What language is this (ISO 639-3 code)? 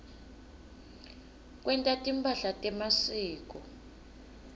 ssw